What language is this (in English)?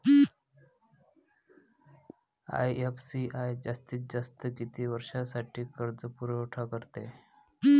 Marathi